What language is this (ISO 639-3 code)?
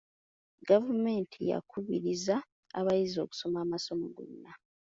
lug